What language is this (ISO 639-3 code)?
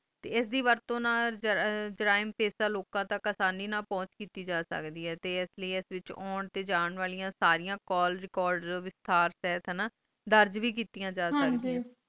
pan